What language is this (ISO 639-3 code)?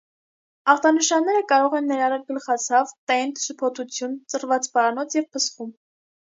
hye